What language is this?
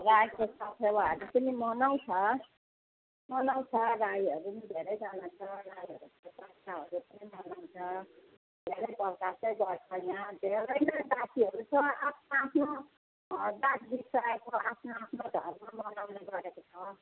Nepali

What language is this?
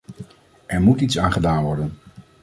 Dutch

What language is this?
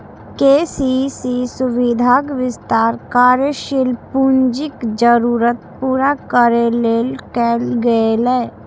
Maithili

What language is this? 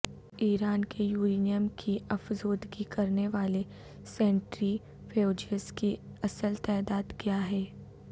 Urdu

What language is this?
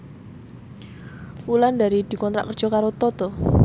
Javanese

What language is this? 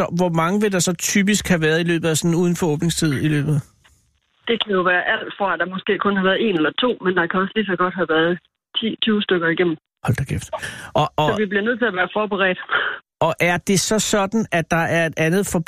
Danish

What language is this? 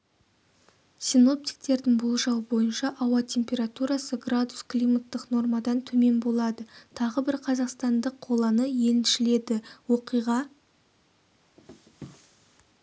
Kazakh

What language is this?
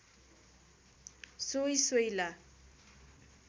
Nepali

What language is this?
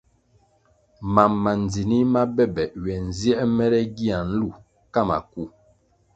Kwasio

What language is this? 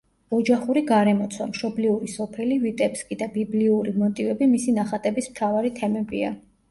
Georgian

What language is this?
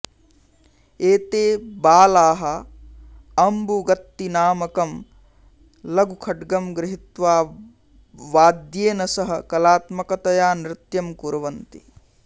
Sanskrit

